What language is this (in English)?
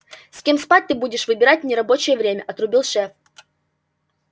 Russian